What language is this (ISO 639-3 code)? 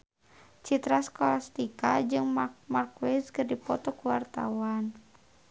sun